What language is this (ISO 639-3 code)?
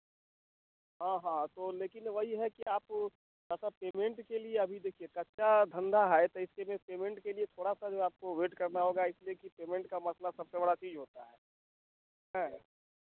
hin